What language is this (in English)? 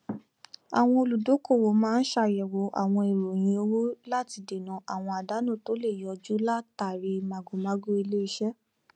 Yoruba